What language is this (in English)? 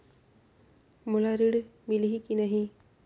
Chhattisgarhi